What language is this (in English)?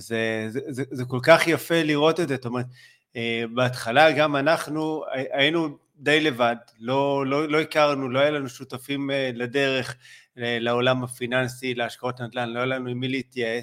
Hebrew